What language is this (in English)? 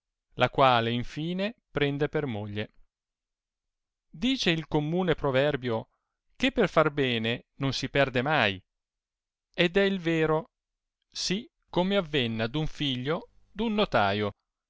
Italian